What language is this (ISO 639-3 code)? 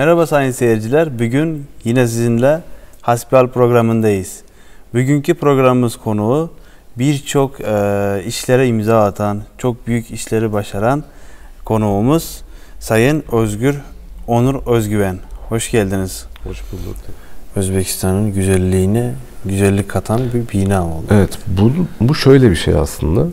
tur